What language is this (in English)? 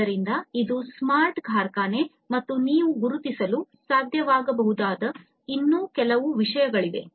Kannada